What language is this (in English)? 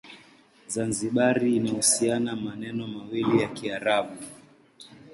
Swahili